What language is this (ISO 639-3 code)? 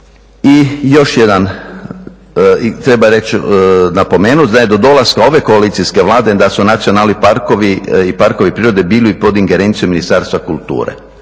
hrv